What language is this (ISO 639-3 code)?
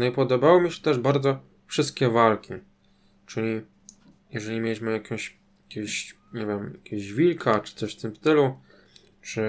pol